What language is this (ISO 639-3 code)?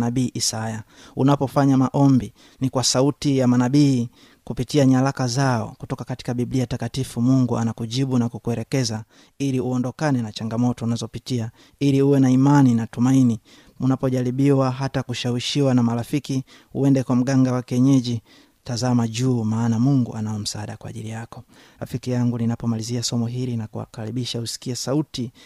swa